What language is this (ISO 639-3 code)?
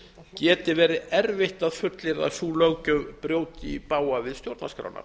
isl